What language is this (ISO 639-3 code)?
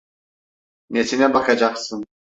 tur